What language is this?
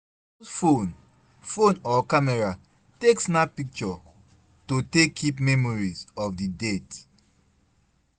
Nigerian Pidgin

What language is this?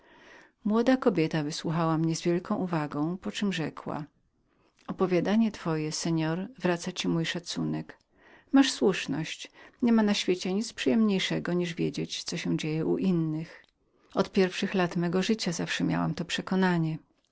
Polish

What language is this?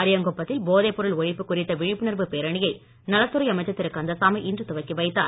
Tamil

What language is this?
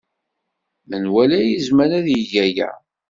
Kabyle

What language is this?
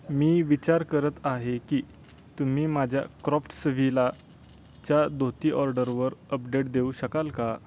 Marathi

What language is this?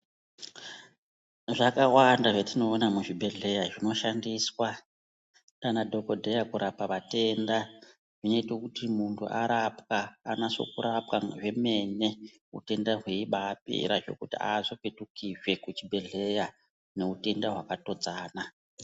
Ndau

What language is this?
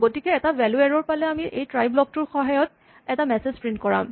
Assamese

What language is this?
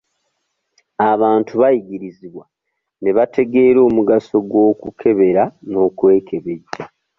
Ganda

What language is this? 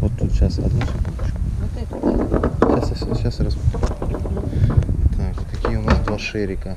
Russian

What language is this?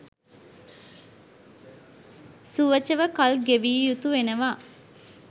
Sinhala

